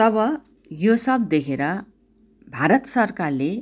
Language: Nepali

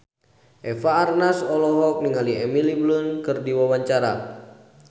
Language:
Sundanese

